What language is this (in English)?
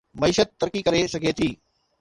Sindhi